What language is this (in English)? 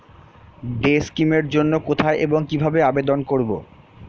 Bangla